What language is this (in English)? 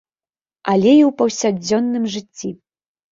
Belarusian